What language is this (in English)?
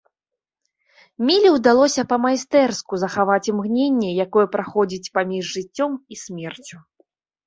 Belarusian